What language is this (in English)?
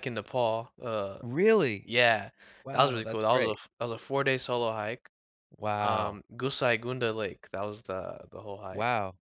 English